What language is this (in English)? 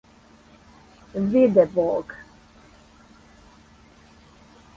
Serbian